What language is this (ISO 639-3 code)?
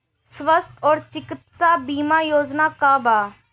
bho